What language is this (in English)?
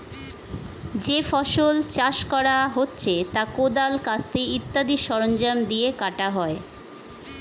Bangla